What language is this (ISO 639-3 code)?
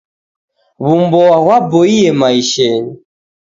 dav